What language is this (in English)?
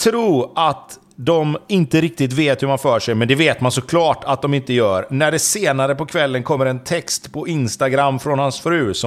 Swedish